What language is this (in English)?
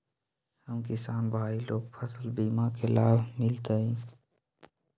Magahi